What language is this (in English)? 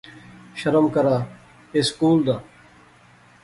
Pahari-Potwari